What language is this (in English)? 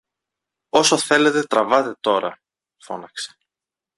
Greek